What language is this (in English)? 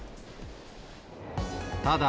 Japanese